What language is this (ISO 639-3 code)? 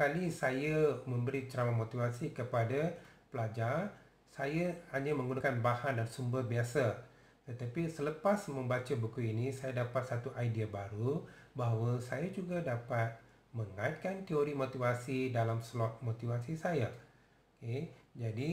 msa